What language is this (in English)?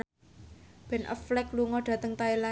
Javanese